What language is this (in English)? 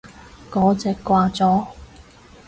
Cantonese